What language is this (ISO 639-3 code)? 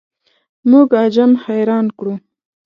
pus